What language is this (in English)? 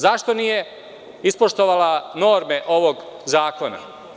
Serbian